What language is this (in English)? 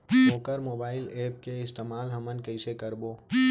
Chhattisgarhi